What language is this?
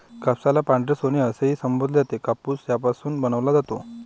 Marathi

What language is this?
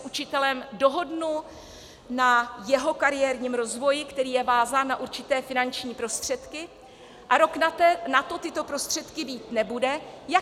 Czech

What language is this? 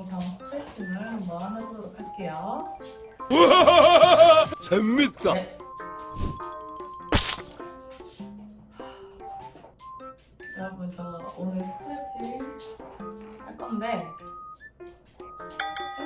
Korean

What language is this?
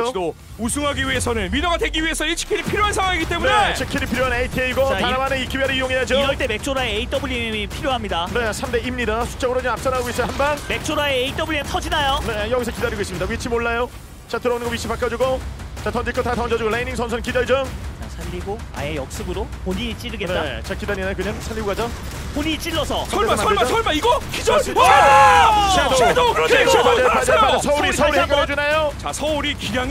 Korean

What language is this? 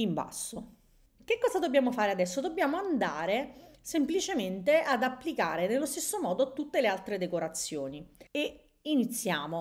Italian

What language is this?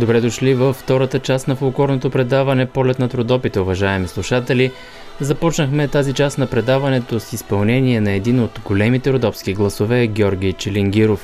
Bulgarian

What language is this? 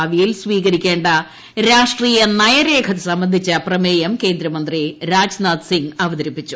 Malayalam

